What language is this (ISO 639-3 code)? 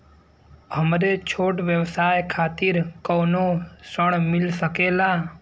bho